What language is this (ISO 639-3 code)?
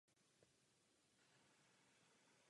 ces